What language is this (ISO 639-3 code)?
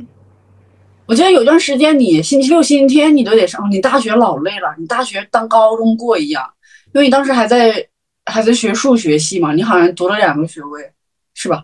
zho